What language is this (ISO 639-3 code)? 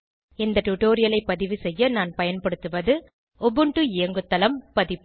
tam